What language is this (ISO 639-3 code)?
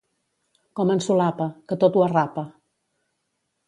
cat